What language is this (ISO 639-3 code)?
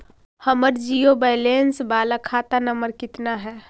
mag